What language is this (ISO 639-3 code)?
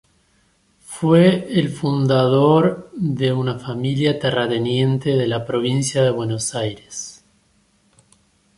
spa